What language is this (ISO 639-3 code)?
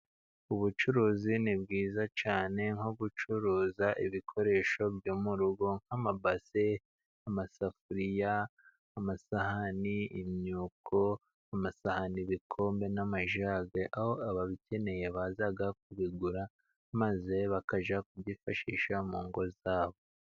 kin